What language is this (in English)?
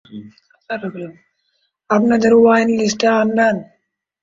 Bangla